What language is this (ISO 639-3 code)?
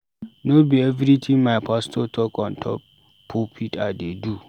pcm